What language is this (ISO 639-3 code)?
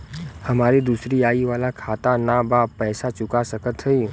bho